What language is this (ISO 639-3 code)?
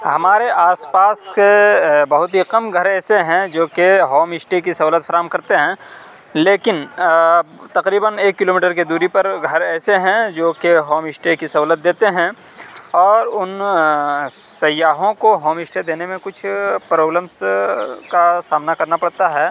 urd